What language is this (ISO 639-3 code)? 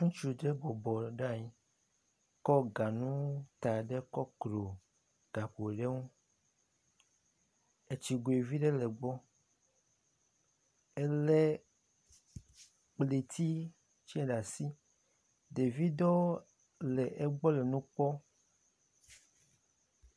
ewe